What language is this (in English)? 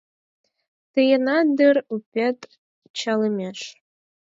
Mari